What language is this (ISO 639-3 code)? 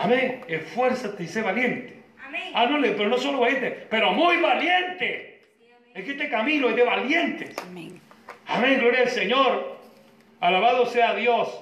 spa